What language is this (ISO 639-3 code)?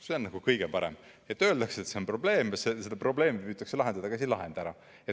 est